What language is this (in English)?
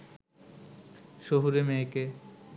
Bangla